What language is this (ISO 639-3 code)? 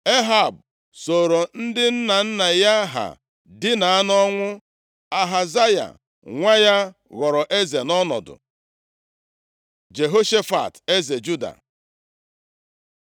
ibo